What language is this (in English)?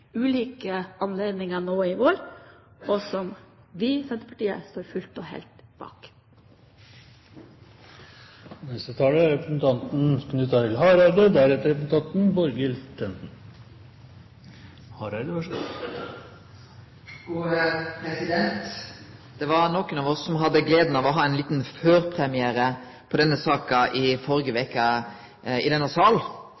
Norwegian